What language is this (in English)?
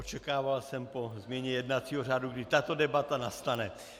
Czech